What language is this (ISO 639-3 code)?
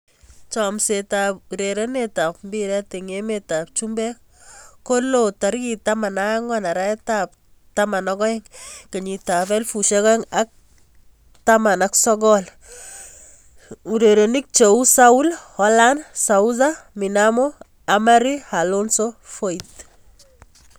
kln